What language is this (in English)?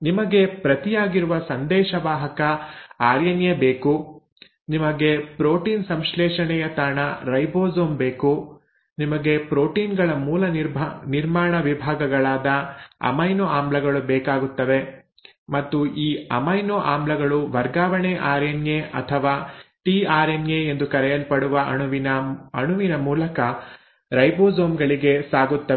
Kannada